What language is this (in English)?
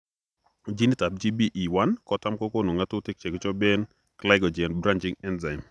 Kalenjin